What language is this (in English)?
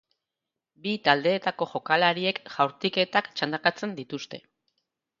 Basque